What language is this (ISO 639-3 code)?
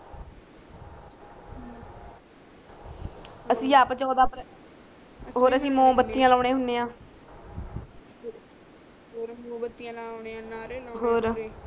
pan